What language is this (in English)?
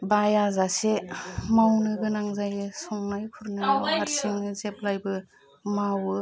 Bodo